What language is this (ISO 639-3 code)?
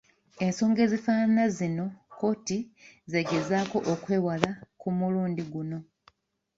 lug